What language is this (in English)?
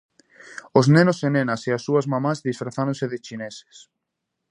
Galician